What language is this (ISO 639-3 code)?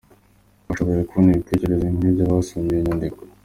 kin